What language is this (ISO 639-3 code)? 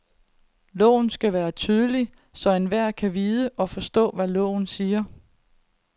dan